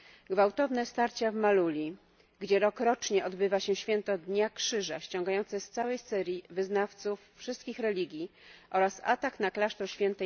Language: Polish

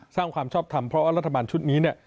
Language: Thai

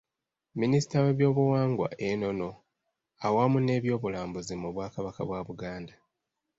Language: Ganda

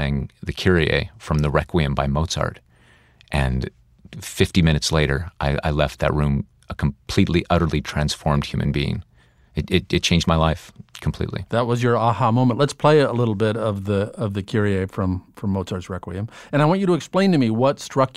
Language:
English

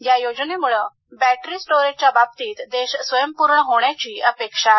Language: Marathi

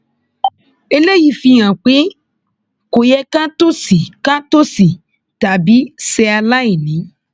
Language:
Yoruba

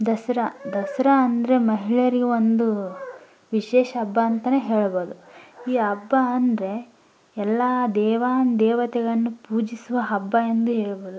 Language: Kannada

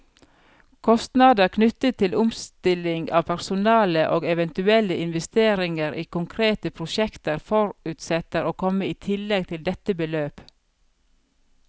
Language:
Norwegian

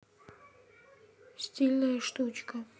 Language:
Russian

